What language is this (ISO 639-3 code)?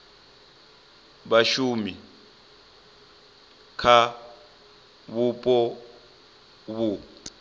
ven